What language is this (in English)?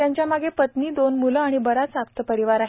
Marathi